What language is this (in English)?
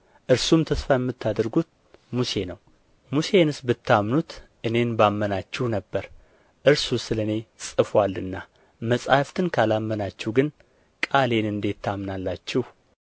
Amharic